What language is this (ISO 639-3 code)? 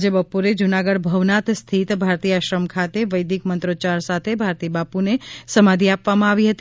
guj